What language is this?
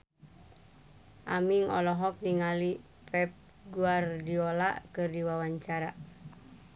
Sundanese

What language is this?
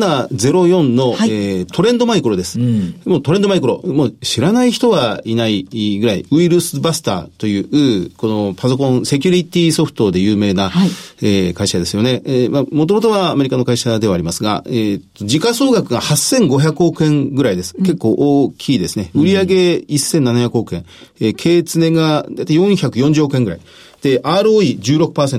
Japanese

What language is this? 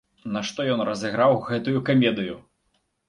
Belarusian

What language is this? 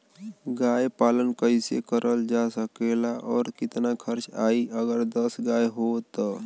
Bhojpuri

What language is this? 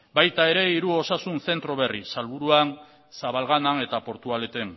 Basque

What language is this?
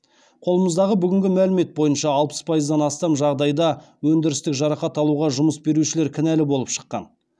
Kazakh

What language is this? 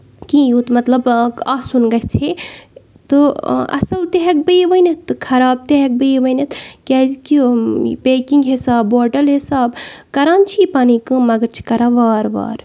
Kashmiri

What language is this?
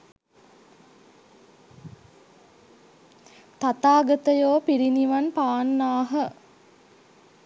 Sinhala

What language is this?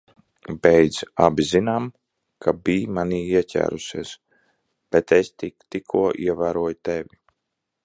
Latvian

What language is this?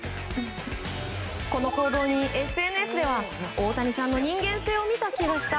Japanese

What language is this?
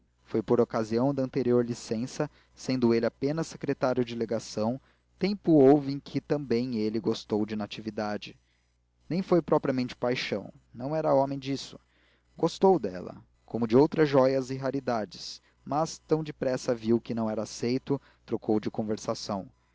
Portuguese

